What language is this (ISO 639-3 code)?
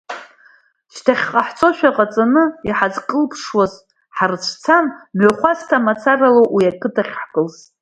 abk